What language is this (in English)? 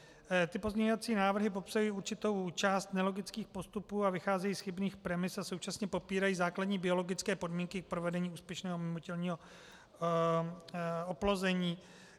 Czech